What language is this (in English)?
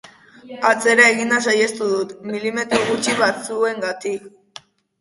Basque